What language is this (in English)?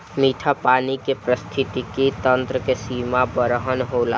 Bhojpuri